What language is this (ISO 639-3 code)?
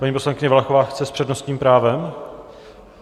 ces